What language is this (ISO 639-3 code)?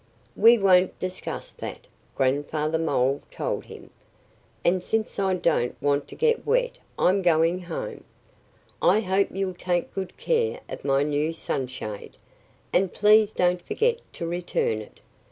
eng